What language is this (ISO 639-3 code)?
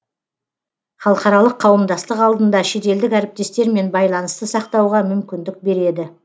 kaz